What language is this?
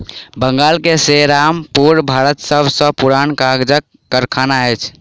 Maithili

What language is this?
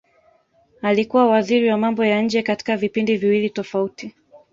Swahili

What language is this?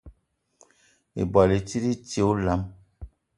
Eton (Cameroon)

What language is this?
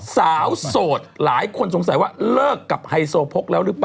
Thai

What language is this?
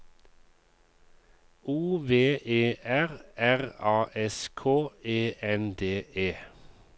Norwegian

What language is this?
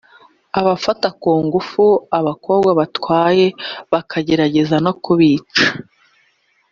Kinyarwanda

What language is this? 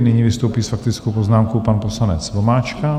Czech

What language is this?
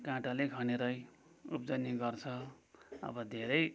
Nepali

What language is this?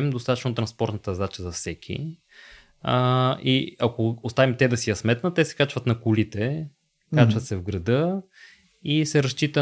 Bulgarian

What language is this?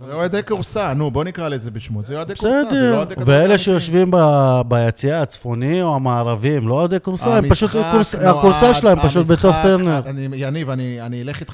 Hebrew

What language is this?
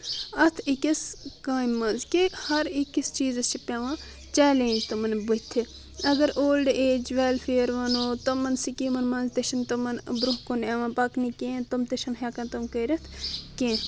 Kashmiri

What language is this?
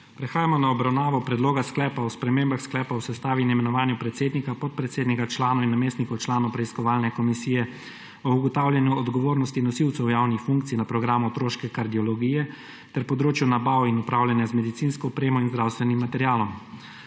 Slovenian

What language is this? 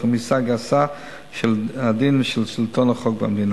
Hebrew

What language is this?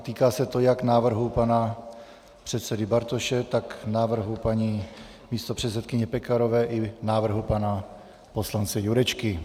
Czech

